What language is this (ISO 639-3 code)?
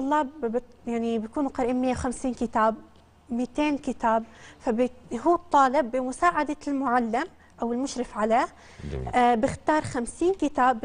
ara